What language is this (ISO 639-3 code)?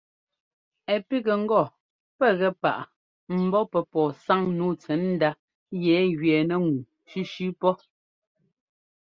jgo